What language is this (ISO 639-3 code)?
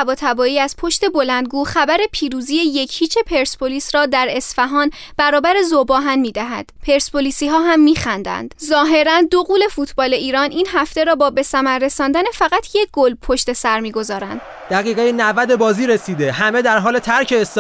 fas